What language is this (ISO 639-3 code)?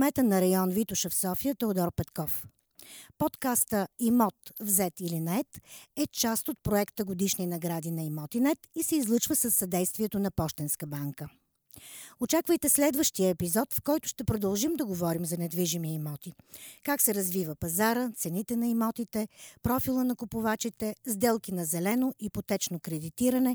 bul